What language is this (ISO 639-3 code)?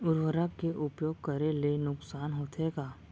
hne